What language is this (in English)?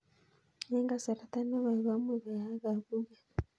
Kalenjin